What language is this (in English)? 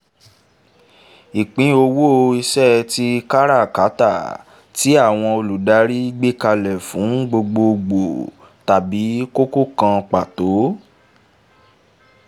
Yoruba